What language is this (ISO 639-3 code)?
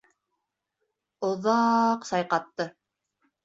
bak